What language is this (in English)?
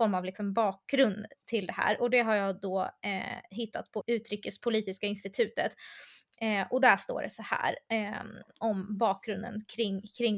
Swedish